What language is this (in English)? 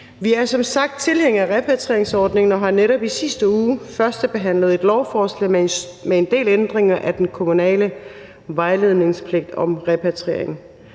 Danish